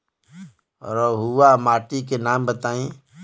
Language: Bhojpuri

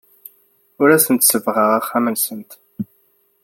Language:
Kabyle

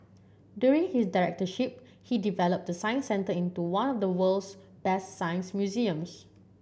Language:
English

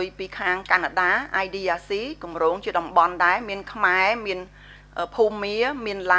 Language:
Vietnamese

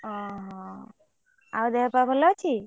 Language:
Odia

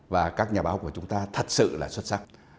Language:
Vietnamese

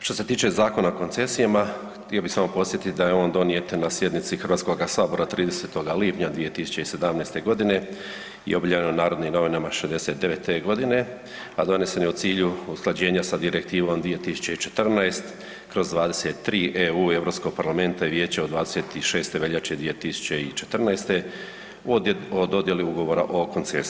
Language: Croatian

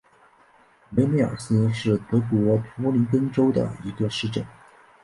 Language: Chinese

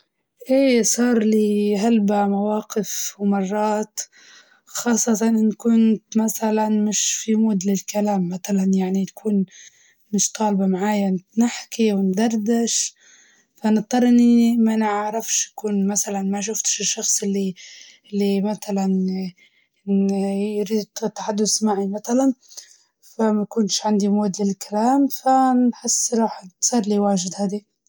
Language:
Libyan Arabic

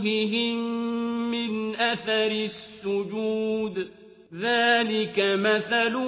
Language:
Arabic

